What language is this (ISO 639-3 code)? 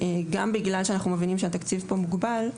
heb